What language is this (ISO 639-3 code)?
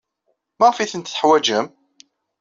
kab